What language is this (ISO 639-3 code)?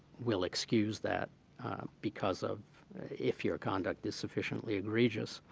eng